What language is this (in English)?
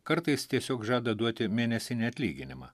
Lithuanian